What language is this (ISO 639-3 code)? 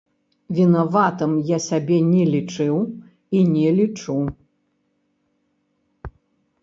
bel